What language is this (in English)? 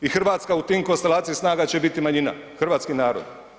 Croatian